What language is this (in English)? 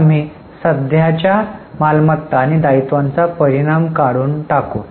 Marathi